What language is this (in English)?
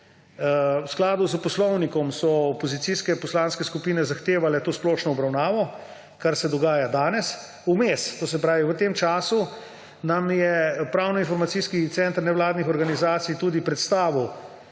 Slovenian